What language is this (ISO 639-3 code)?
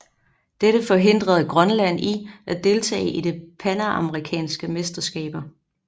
dan